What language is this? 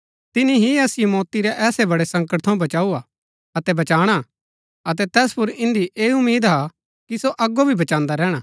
Gaddi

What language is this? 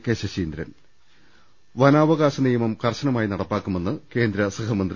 Malayalam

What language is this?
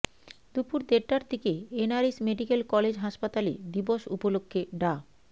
Bangla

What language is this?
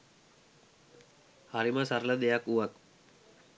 Sinhala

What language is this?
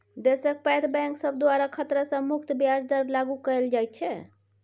Maithili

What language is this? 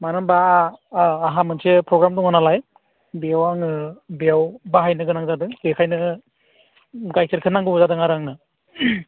Bodo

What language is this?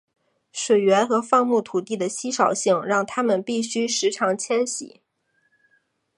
Chinese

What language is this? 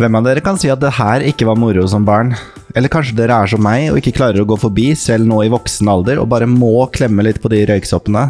Norwegian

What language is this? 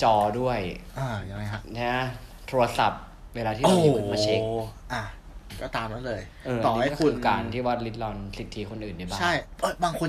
Thai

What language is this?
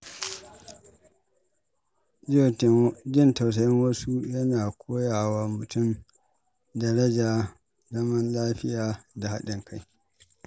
Hausa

